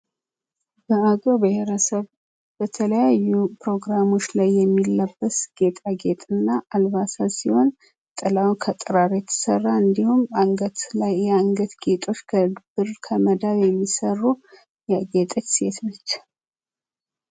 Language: Amharic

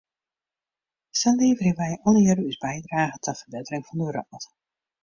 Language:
Western Frisian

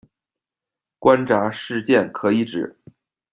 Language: Chinese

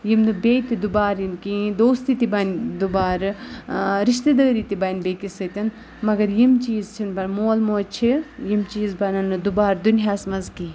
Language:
Kashmiri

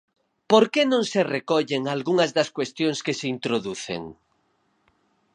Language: Galician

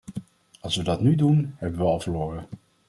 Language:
Dutch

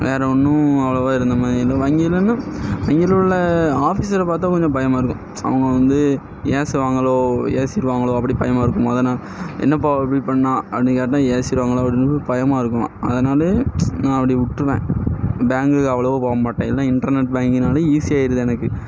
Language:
Tamil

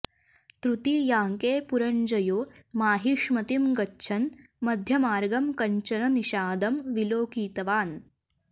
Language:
Sanskrit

